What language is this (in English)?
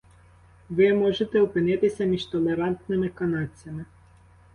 Ukrainian